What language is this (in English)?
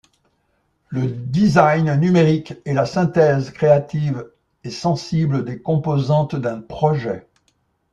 French